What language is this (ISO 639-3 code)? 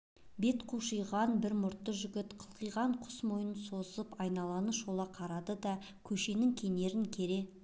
kaz